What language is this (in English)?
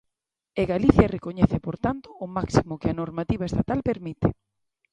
Galician